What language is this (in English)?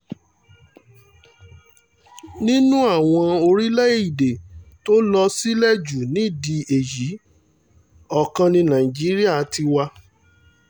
Yoruba